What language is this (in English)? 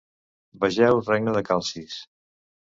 Catalan